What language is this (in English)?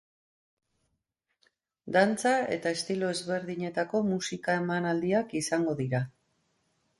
Basque